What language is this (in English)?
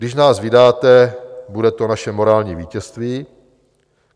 Czech